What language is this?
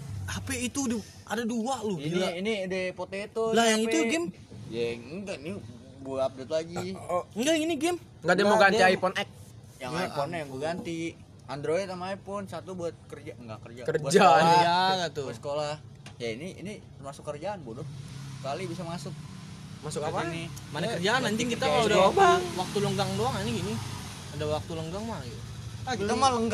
Indonesian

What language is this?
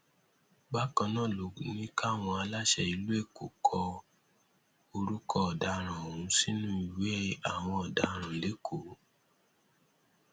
Yoruba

